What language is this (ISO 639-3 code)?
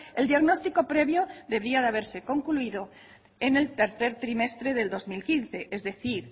spa